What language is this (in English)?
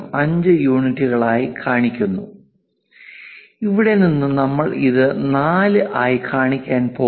Malayalam